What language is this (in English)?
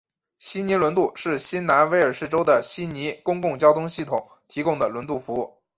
Chinese